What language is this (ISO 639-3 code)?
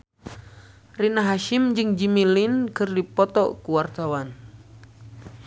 sun